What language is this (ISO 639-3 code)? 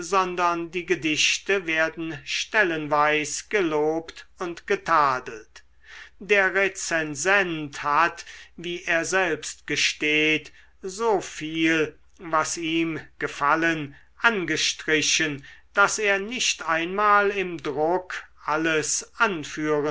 deu